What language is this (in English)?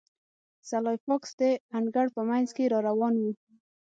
Pashto